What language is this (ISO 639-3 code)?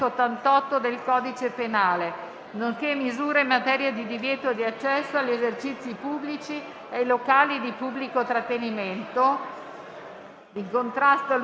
ita